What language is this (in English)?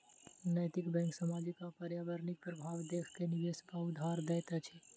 Maithili